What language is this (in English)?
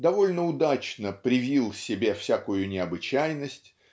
Russian